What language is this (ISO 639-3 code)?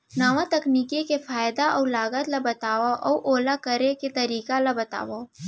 hne